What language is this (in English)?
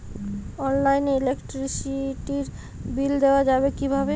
Bangla